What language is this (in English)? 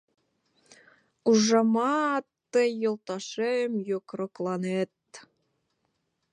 Mari